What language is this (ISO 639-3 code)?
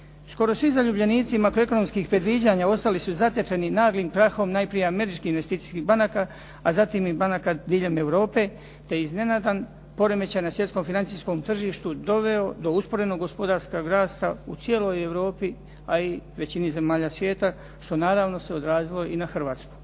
hrv